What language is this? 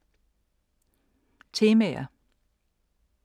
Danish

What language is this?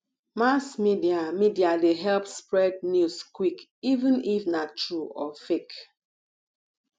Nigerian Pidgin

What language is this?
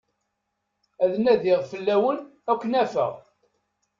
Kabyle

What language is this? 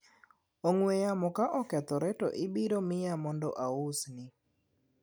Luo (Kenya and Tanzania)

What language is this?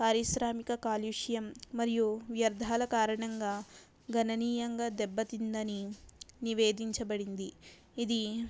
Telugu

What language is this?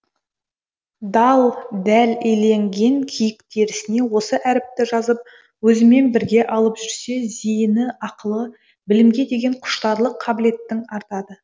Kazakh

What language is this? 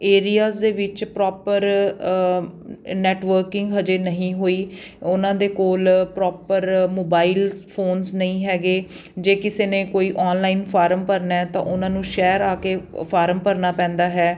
Punjabi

